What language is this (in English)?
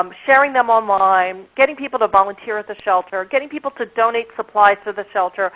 English